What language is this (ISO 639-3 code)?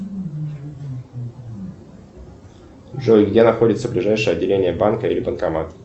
rus